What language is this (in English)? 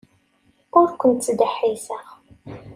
Kabyle